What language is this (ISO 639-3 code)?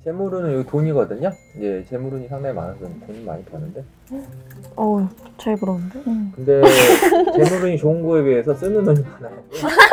kor